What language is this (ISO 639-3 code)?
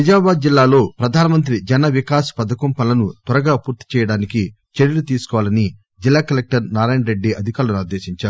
tel